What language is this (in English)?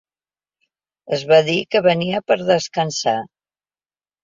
Catalan